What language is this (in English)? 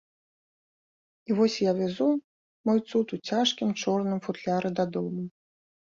Belarusian